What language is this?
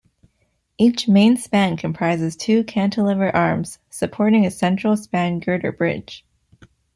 English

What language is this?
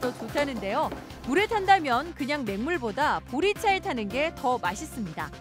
Korean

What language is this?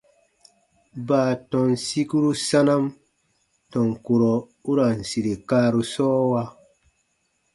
Baatonum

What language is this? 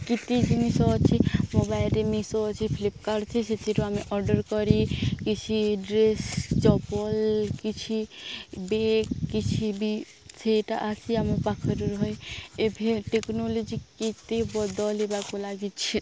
Odia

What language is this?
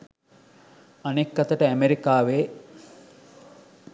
Sinhala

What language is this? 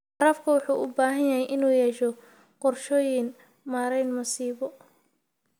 Somali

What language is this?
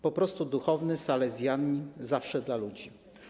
Polish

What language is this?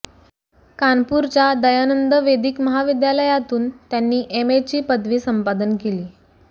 Marathi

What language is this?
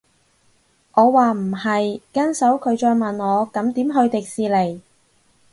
Cantonese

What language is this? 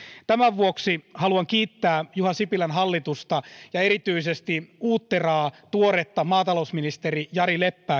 Finnish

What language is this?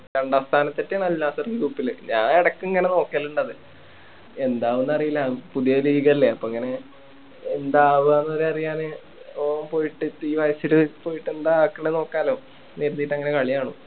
Malayalam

